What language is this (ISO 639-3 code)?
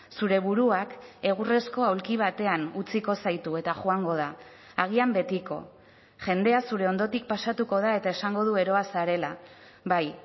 eus